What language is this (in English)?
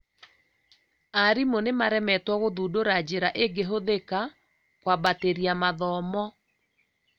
Kikuyu